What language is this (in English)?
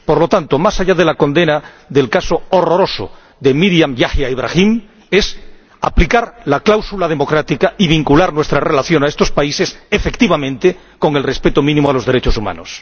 Spanish